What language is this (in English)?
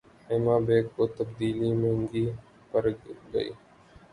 Urdu